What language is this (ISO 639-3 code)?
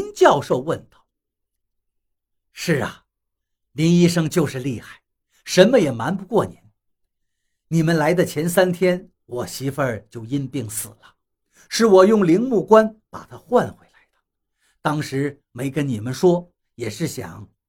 zho